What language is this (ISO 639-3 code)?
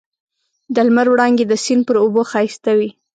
pus